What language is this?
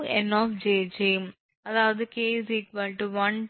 Tamil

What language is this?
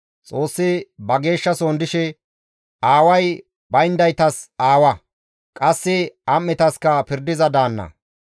Gamo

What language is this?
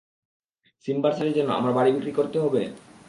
Bangla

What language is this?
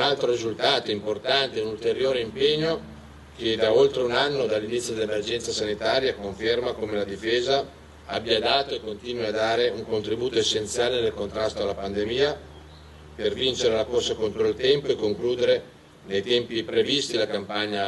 Italian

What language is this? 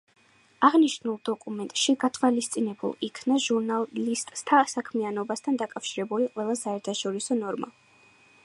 Georgian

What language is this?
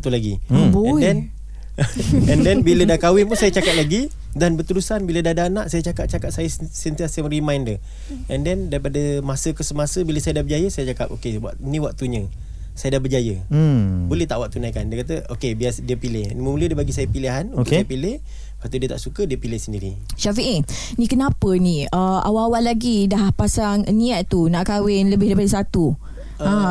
Malay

